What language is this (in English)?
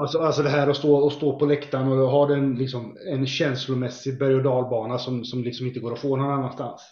Swedish